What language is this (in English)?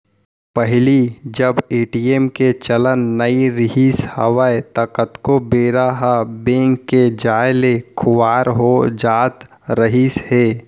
Chhattisgarhi